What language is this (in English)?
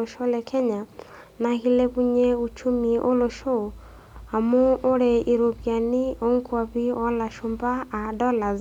Masai